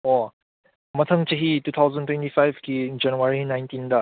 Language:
Manipuri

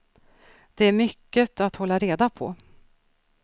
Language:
Swedish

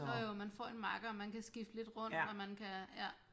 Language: Danish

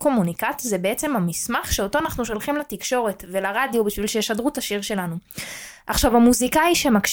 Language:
Hebrew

